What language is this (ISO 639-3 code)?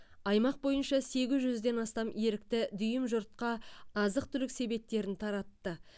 kaz